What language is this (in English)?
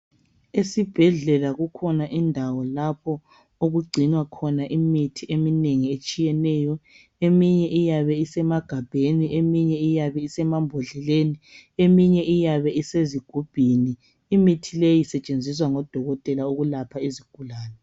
North Ndebele